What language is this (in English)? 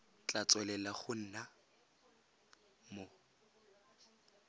Tswana